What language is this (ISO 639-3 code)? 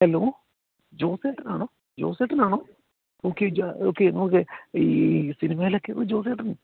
mal